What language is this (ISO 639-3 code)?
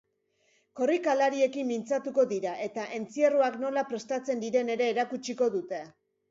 eus